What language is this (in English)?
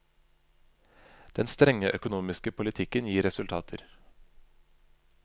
Norwegian